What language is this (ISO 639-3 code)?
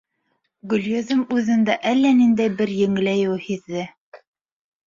bak